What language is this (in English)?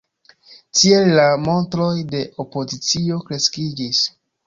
Esperanto